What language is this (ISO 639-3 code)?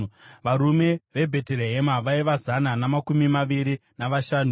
sna